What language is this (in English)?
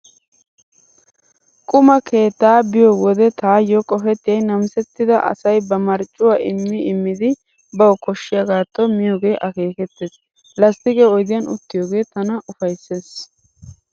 Wolaytta